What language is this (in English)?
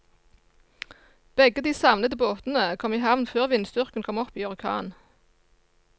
Norwegian